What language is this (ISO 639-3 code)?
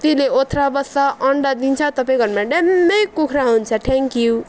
nep